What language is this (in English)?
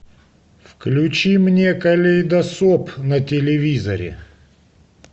Russian